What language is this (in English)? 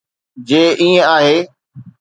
Sindhi